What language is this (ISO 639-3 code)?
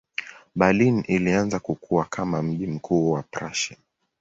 swa